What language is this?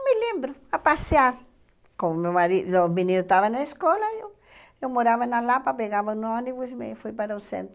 Portuguese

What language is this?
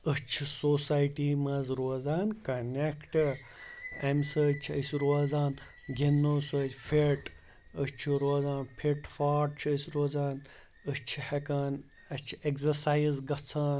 Kashmiri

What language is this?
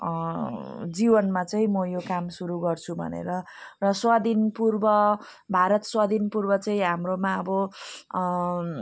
Nepali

